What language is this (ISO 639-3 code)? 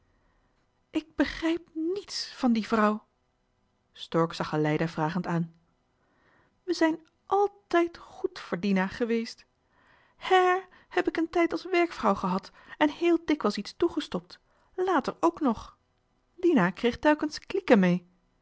nld